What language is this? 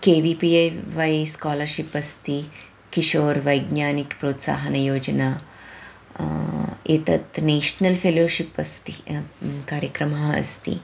Sanskrit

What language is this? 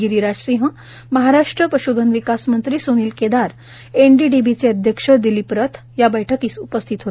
Marathi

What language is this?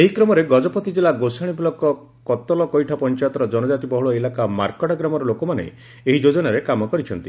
Odia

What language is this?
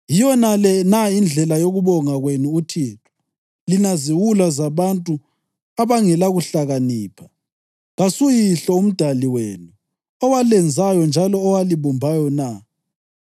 North Ndebele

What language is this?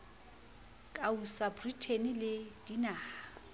Southern Sotho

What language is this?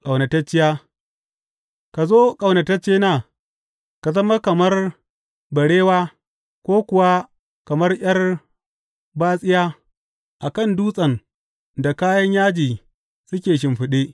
Hausa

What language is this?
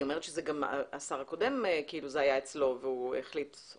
Hebrew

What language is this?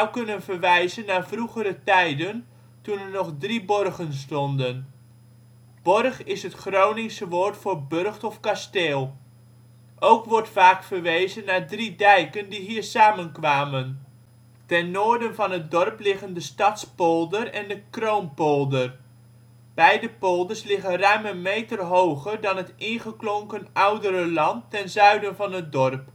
Dutch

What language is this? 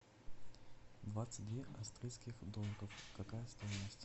Russian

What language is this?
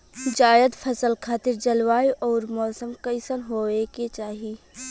Bhojpuri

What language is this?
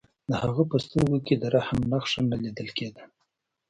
Pashto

